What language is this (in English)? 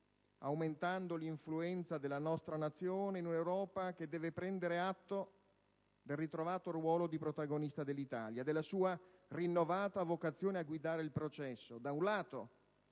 Italian